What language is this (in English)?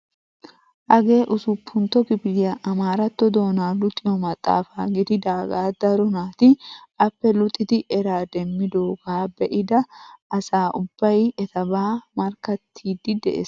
Wolaytta